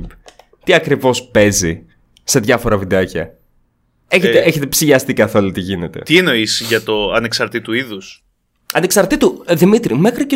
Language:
Greek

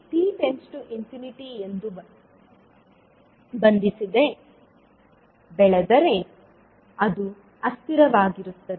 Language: Kannada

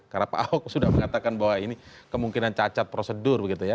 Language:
Indonesian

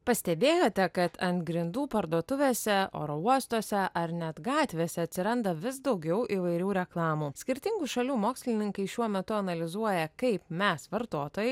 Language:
Lithuanian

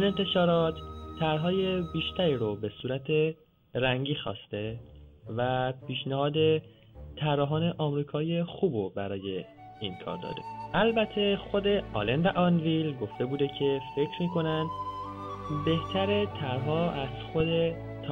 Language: Persian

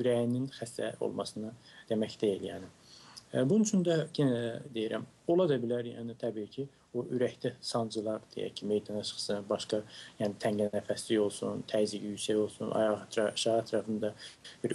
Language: Turkish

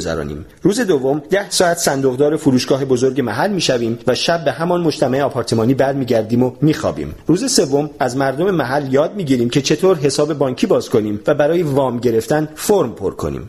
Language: Persian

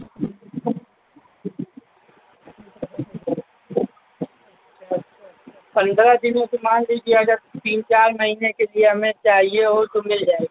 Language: Urdu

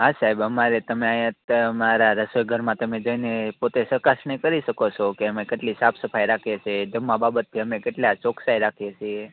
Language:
Gujarati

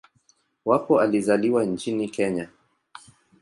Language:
Swahili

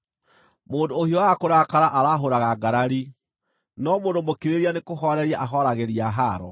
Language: Kikuyu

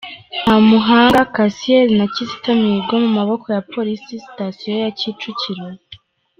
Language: Kinyarwanda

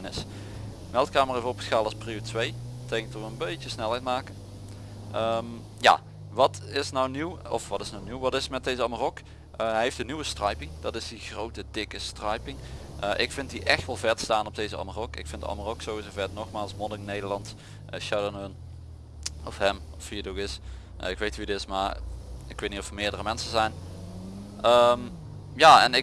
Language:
Dutch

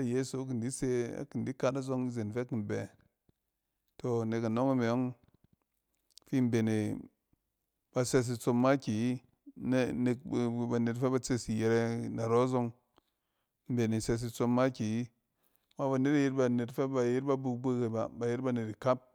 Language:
Cen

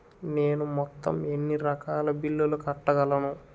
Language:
Telugu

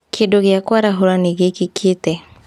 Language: Kikuyu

